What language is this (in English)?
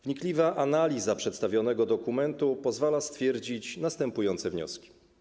Polish